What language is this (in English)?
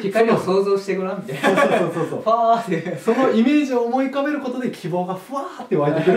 Japanese